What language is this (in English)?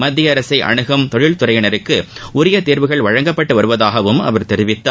Tamil